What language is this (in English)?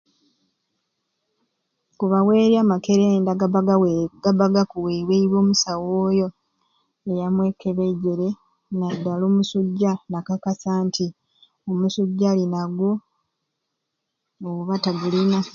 Ruuli